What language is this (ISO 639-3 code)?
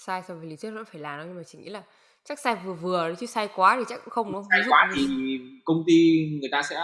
vie